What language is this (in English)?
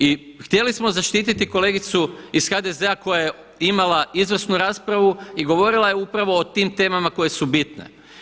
Croatian